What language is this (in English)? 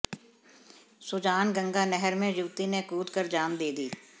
Hindi